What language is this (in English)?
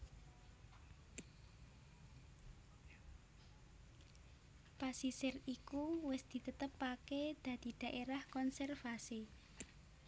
Javanese